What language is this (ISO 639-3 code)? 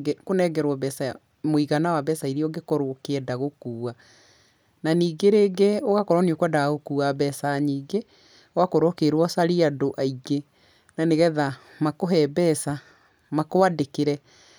kik